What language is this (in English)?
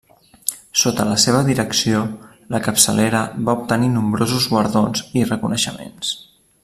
Catalan